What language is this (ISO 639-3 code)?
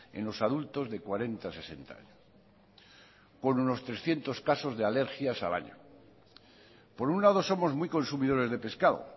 spa